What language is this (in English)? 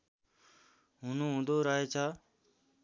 Nepali